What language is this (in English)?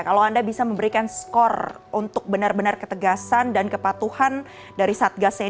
Indonesian